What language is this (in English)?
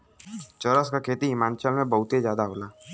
Bhojpuri